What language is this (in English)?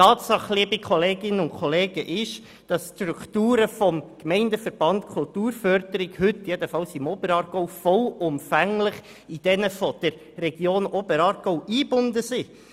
Swiss German